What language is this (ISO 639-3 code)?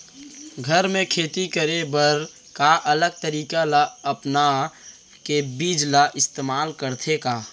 hne